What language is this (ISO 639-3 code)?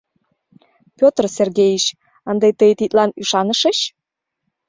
chm